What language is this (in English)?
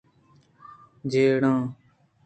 Eastern Balochi